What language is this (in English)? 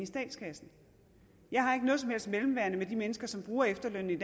Danish